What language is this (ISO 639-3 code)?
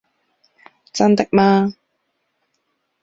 zho